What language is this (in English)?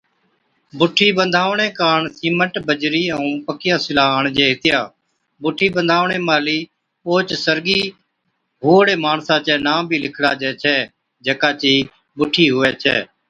Od